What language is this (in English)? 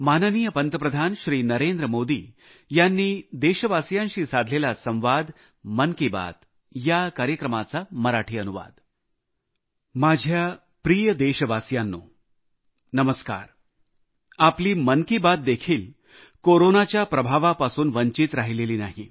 Marathi